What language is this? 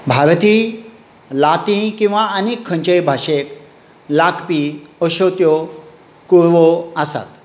Konkani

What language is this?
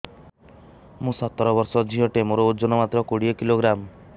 Odia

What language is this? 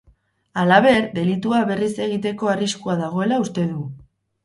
Basque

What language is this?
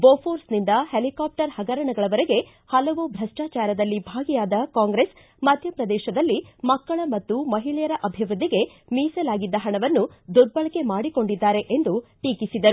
Kannada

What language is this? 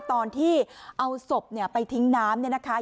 Thai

